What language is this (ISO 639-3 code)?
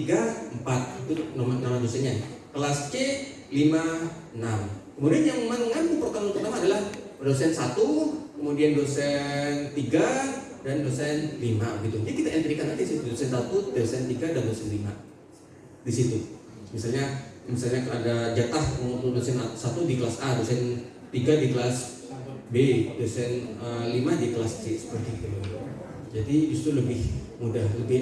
ind